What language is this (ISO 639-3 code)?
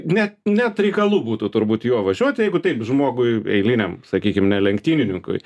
lit